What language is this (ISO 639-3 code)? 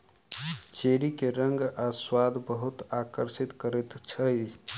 mai